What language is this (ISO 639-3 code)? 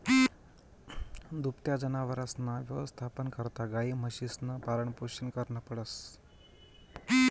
mar